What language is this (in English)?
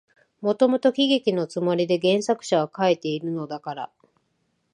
Japanese